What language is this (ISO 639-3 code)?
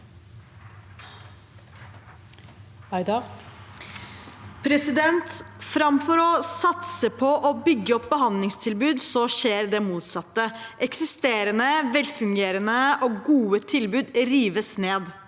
nor